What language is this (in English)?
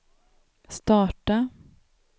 Swedish